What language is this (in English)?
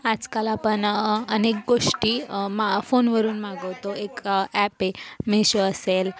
Marathi